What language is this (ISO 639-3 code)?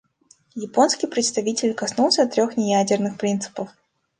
rus